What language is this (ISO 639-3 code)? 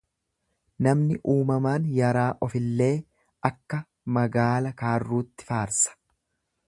orm